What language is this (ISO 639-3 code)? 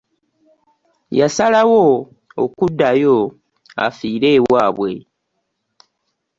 lug